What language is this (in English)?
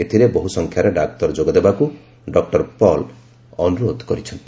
Odia